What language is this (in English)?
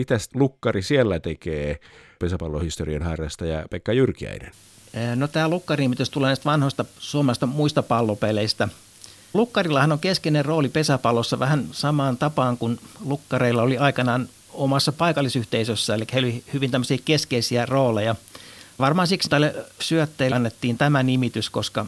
Finnish